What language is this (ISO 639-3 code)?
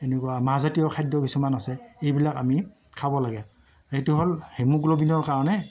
asm